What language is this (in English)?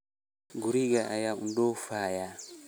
Somali